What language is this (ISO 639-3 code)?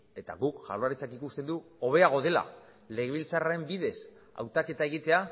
eus